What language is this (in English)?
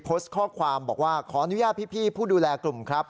Thai